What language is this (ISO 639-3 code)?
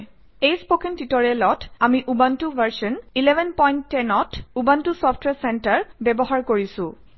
asm